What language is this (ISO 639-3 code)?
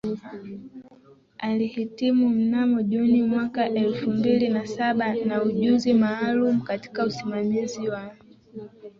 swa